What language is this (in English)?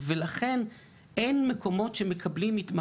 Hebrew